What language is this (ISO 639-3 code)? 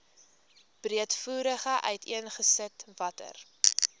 afr